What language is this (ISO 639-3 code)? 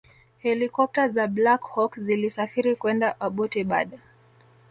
swa